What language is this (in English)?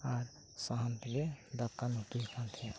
Santali